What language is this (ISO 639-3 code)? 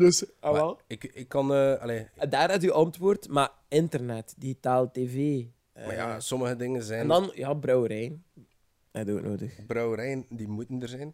nld